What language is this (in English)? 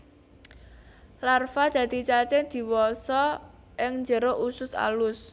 Javanese